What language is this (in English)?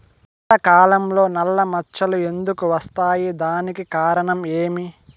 Telugu